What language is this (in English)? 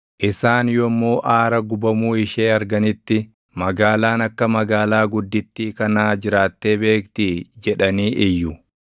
Oromo